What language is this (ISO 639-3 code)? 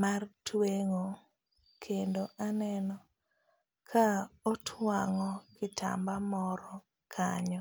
luo